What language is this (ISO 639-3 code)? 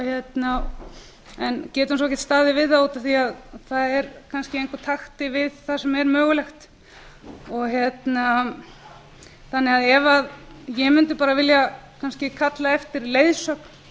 isl